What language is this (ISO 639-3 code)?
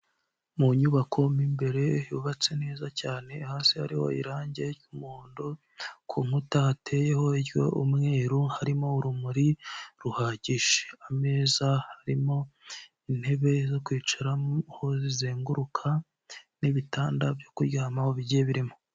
kin